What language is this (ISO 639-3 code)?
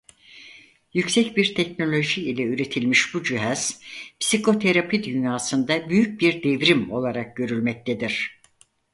tur